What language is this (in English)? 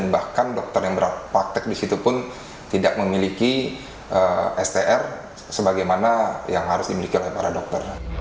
Indonesian